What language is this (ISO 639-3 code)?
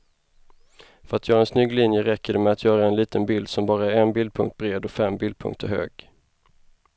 swe